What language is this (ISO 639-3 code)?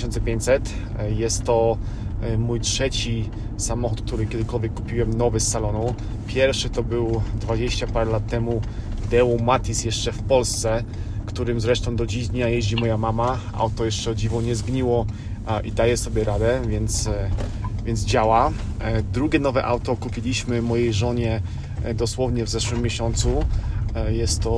pol